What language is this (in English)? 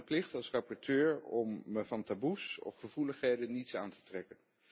Dutch